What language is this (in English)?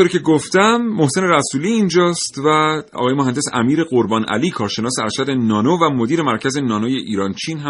Persian